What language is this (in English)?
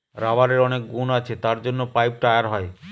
Bangla